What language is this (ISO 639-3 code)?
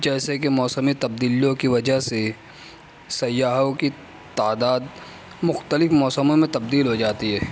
urd